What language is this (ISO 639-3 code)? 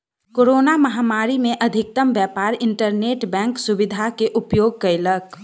mai